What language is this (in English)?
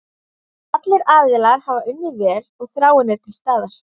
Icelandic